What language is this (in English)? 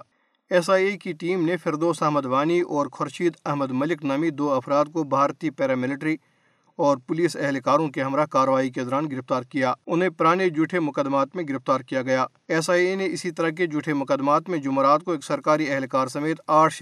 Urdu